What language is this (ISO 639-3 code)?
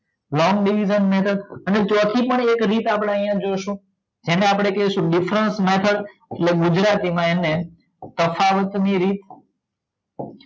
guj